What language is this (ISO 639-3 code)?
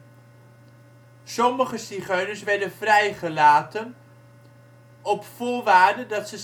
nld